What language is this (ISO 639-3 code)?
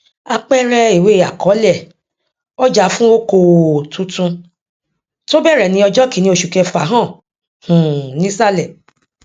yor